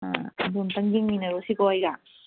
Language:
Manipuri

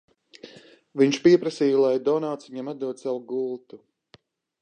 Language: Latvian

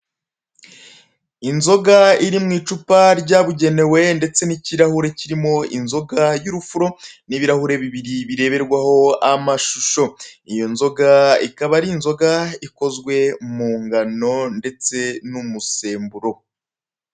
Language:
Kinyarwanda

